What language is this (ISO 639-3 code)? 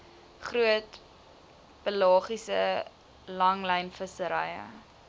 afr